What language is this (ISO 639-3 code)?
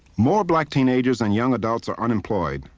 eng